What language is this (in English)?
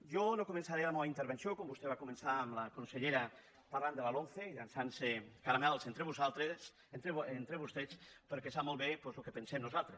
Catalan